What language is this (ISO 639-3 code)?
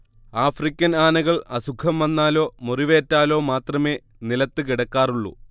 mal